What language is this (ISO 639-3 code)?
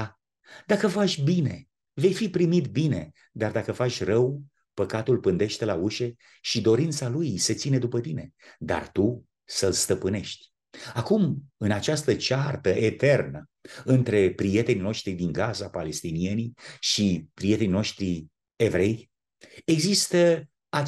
ron